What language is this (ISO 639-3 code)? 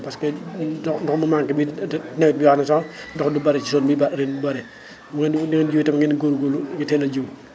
wol